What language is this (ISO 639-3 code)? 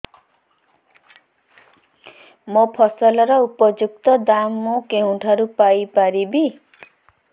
ori